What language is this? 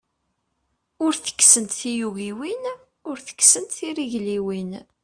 Kabyle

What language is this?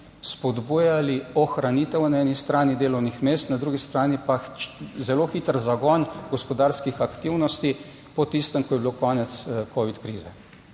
Slovenian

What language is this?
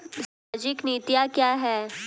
Hindi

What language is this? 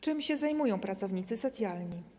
Polish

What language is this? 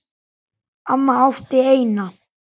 Icelandic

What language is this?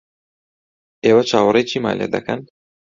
Central Kurdish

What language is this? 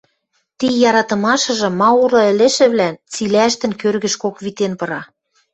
Western Mari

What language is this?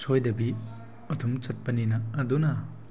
Manipuri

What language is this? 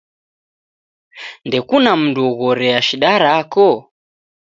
Taita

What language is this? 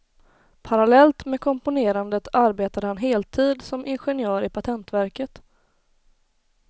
Swedish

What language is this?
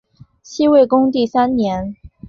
Chinese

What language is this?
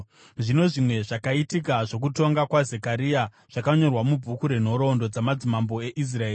Shona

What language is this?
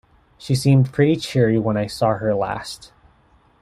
English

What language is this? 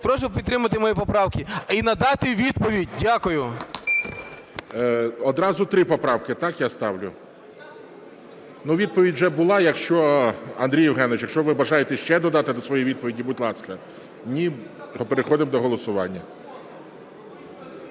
Ukrainian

